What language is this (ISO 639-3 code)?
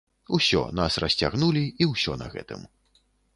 bel